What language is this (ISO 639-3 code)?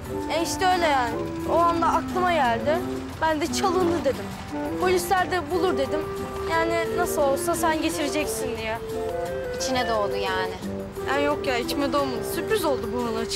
tur